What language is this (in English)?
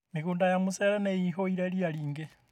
Kikuyu